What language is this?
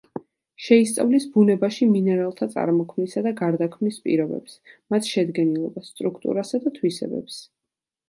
Georgian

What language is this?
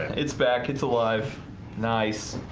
English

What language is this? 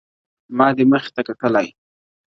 Pashto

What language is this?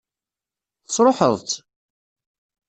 Kabyle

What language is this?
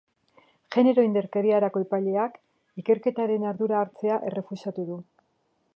Basque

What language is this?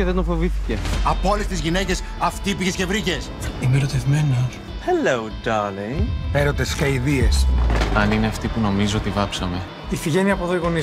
Greek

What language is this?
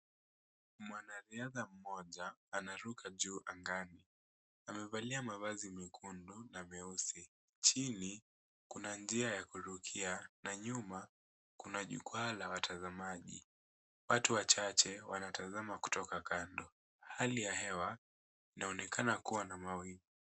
Swahili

